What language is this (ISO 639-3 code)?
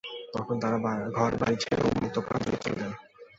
ben